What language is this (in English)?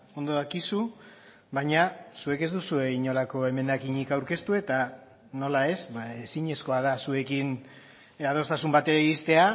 Basque